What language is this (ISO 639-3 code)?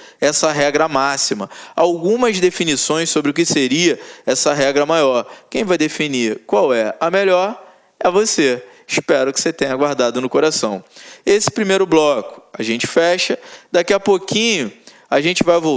por